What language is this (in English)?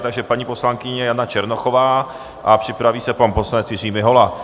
Czech